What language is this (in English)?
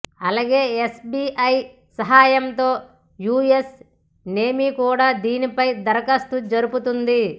Telugu